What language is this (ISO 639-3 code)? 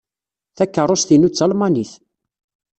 kab